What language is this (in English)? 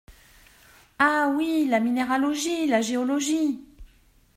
French